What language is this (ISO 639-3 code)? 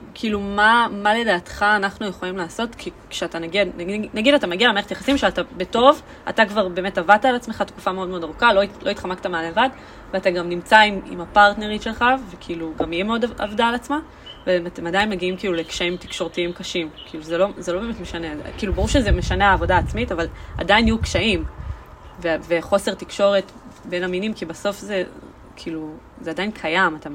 heb